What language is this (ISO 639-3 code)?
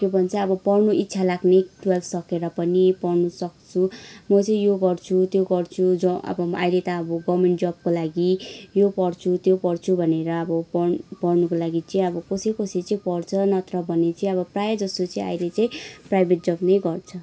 nep